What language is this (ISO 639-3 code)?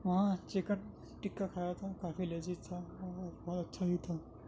urd